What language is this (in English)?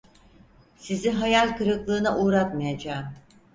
Turkish